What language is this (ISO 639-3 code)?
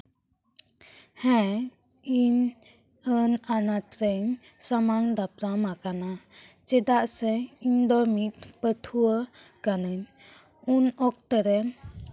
sat